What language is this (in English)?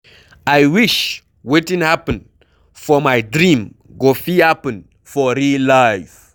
Nigerian Pidgin